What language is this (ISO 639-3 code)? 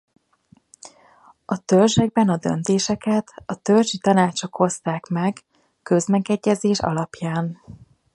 hun